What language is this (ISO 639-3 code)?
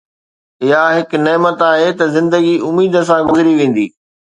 snd